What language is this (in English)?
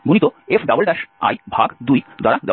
Bangla